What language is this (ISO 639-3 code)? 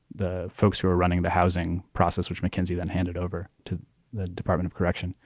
eng